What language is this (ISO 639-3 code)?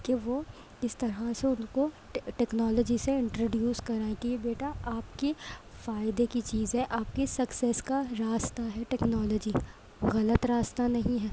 urd